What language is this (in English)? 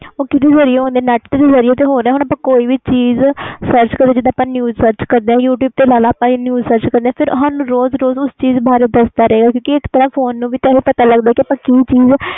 Punjabi